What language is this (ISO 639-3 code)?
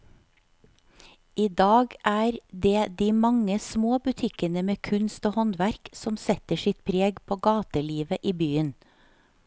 nor